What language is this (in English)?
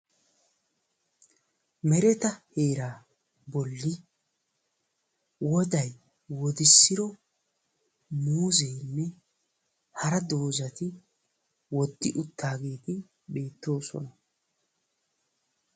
Wolaytta